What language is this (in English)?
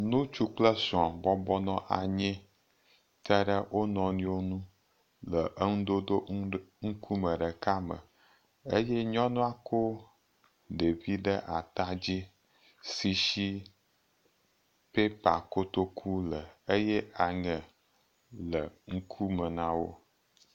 Ewe